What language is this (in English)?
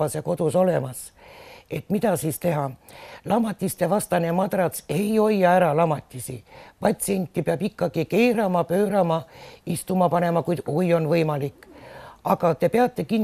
Finnish